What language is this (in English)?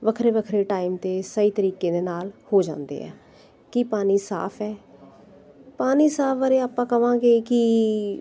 Punjabi